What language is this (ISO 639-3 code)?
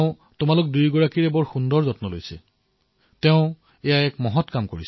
asm